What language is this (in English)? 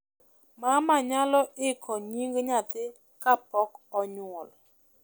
Luo (Kenya and Tanzania)